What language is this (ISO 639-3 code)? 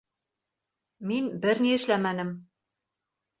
bak